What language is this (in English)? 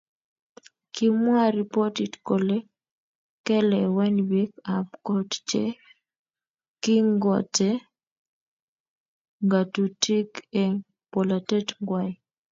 Kalenjin